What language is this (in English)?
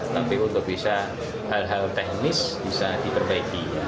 Indonesian